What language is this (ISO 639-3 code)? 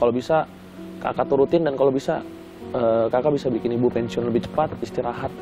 ind